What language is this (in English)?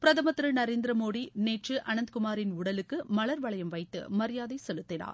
Tamil